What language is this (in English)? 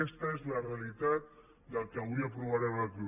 Catalan